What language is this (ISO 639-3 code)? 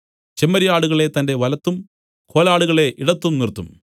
mal